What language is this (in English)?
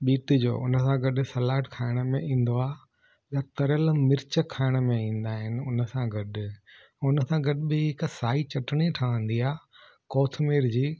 Sindhi